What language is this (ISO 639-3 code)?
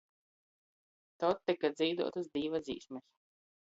ltg